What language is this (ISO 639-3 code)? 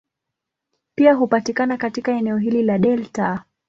swa